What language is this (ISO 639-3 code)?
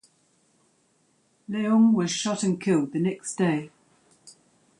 eng